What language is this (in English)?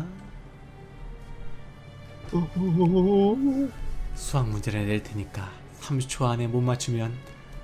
Korean